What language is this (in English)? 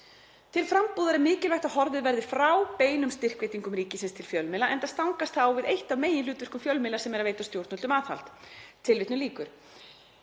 Icelandic